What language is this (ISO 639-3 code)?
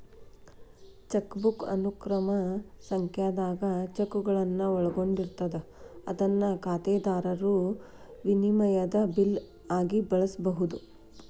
kan